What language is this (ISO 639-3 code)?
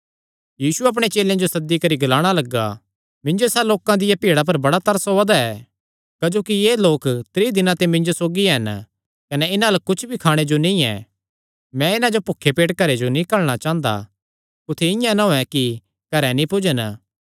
xnr